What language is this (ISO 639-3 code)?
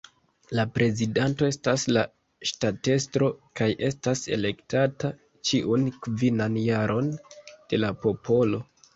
epo